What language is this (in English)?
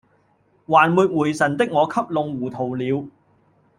Cantonese